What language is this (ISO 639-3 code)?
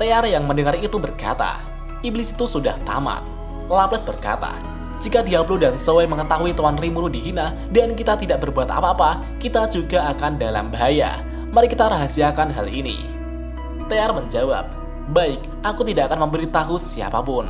ind